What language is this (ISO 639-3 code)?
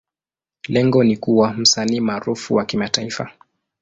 swa